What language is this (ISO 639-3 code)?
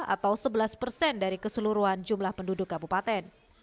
ind